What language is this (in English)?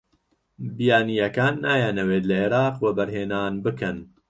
Central Kurdish